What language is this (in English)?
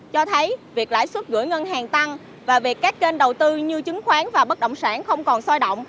Vietnamese